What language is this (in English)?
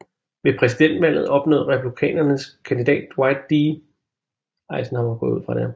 Danish